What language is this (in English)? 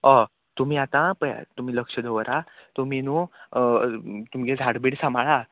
Konkani